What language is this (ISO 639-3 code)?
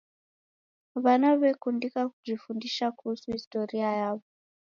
dav